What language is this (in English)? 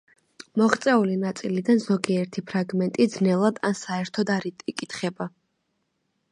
Georgian